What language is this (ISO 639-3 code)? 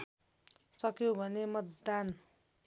nep